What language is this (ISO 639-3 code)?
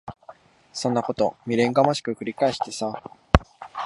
jpn